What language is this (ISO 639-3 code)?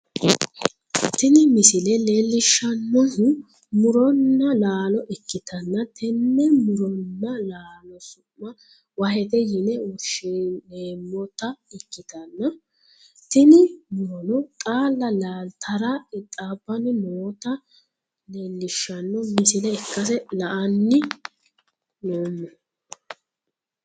sid